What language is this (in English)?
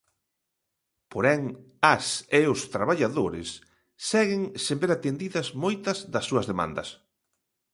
Galician